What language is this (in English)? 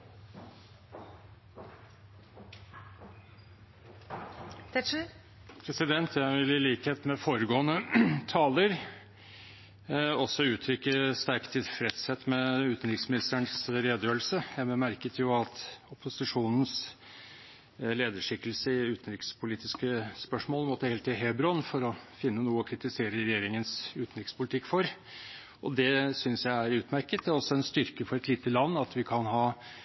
Norwegian Bokmål